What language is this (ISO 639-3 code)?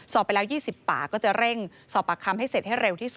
tha